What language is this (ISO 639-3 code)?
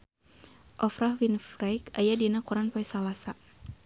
sun